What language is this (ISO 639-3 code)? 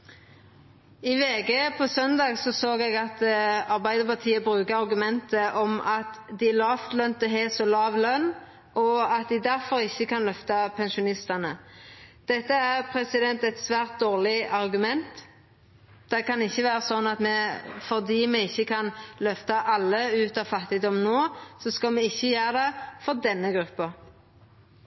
nno